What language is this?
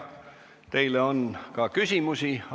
Estonian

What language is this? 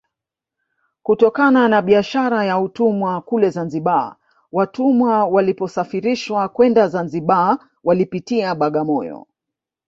Swahili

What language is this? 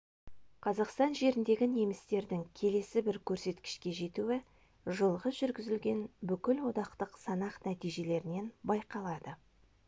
Kazakh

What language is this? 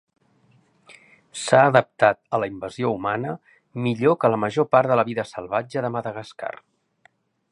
Catalan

